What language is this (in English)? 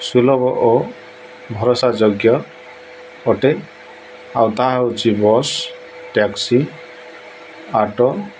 Odia